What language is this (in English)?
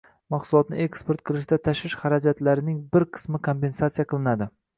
Uzbek